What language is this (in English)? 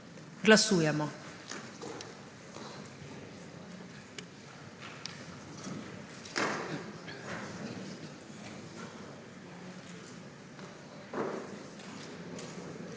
Slovenian